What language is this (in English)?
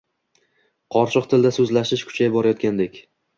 Uzbek